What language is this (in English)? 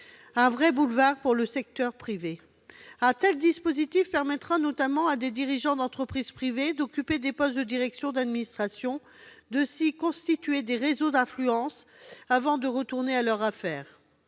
French